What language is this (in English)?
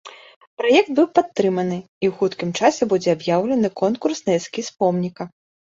Belarusian